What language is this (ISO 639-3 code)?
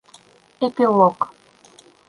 bak